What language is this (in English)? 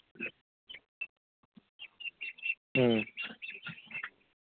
Manipuri